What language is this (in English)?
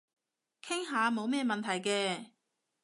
Cantonese